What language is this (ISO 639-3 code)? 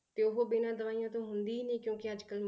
pan